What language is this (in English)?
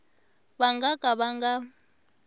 Tsonga